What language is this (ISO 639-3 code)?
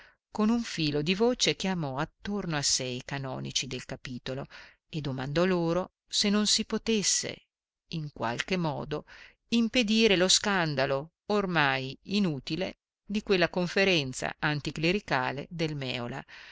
ita